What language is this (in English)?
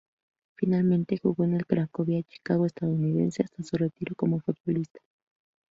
Spanish